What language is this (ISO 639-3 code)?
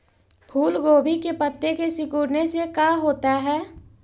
mag